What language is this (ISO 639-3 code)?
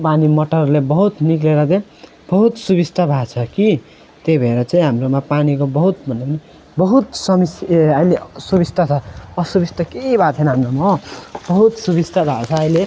nep